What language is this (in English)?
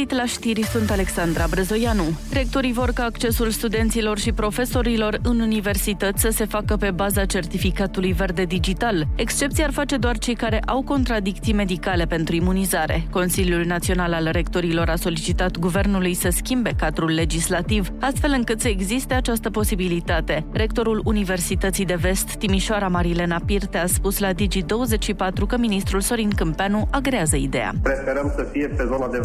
Romanian